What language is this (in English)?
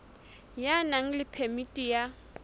Southern Sotho